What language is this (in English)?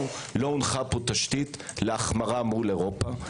Hebrew